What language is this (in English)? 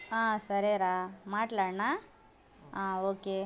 Telugu